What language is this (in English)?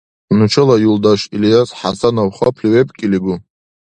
Dargwa